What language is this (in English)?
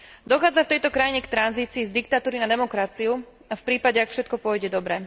Slovak